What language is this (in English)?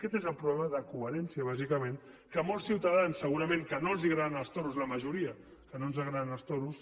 Catalan